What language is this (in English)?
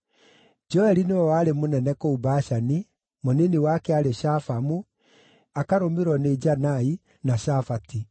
Kikuyu